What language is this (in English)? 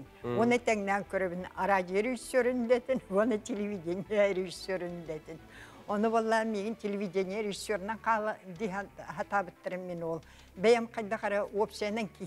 Turkish